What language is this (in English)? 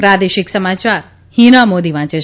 Gujarati